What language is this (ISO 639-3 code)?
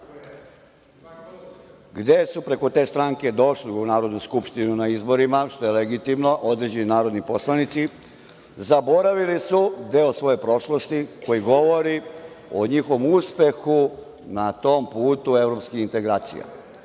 srp